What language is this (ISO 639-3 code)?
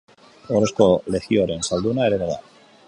eus